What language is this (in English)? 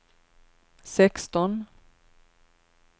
Swedish